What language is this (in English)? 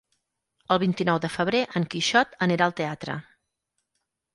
Catalan